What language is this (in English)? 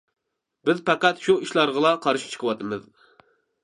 Uyghur